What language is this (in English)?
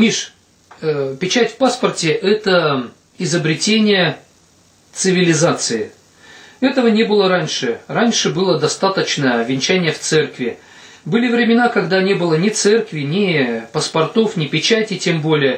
Russian